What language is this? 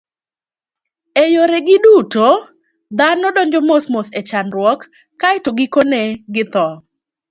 Luo (Kenya and Tanzania)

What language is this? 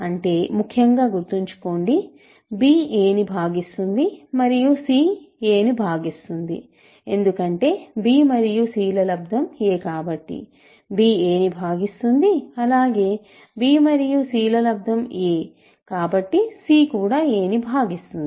Telugu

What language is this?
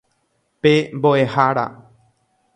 Guarani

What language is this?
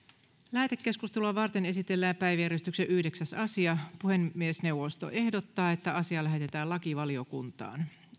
Finnish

